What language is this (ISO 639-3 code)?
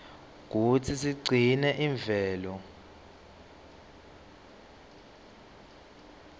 ssw